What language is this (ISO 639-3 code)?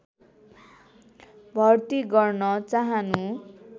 nep